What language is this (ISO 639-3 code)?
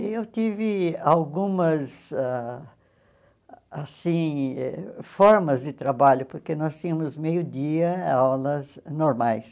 por